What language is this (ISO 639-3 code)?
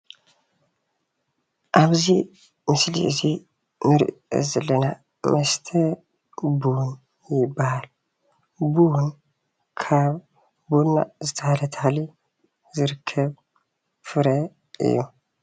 tir